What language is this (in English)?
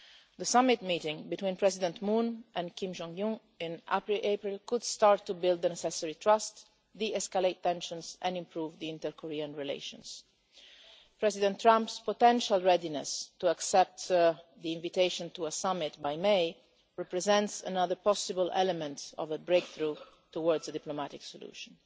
English